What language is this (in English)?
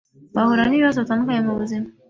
Kinyarwanda